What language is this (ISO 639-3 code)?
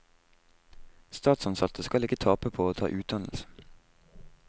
nor